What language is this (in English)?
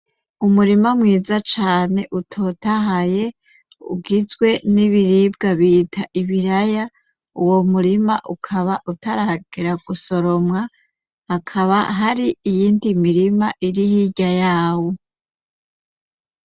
Rundi